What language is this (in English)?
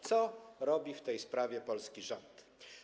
Polish